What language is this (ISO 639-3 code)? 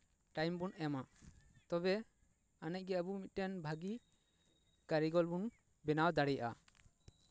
sat